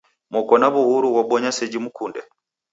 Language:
Taita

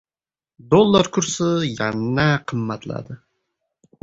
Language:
Uzbek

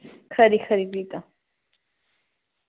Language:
Dogri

